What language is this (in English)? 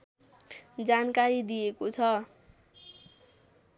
Nepali